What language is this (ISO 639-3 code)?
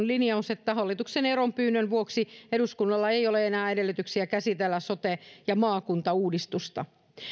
fin